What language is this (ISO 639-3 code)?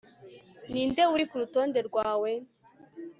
kin